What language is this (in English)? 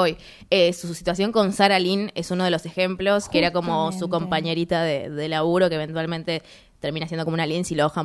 Spanish